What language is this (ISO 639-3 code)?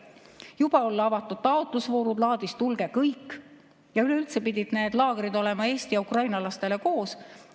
est